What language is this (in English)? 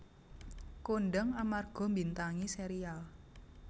Javanese